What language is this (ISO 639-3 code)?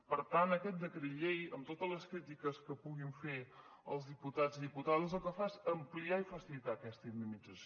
cat